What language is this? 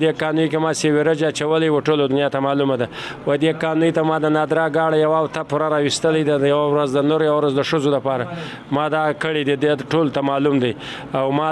Romanian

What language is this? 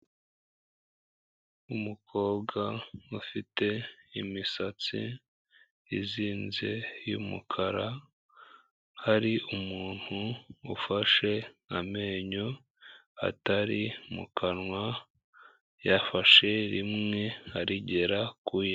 Kinyarwanda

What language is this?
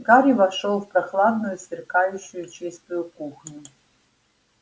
Russian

